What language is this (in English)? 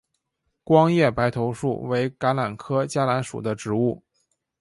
Chinese